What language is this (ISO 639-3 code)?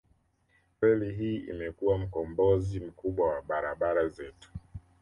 swa